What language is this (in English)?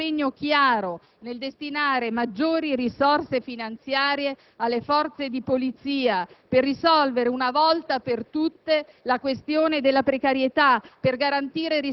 Italian